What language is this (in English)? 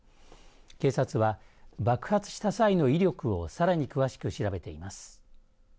Japanese